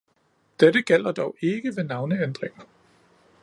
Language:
Danish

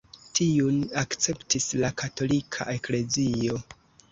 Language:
Esperanto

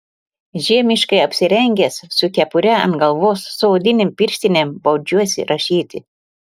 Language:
Lithuanian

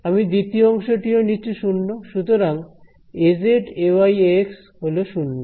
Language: Bangla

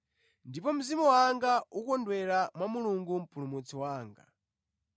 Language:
Nyanja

